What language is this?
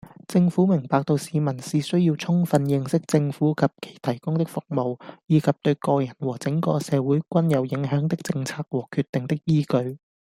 Cantonese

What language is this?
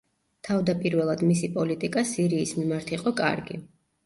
Georgian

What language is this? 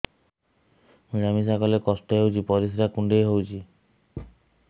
Odia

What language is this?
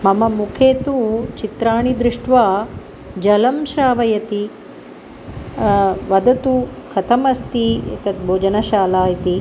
Sanskrit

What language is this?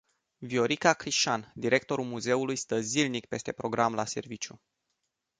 Romanian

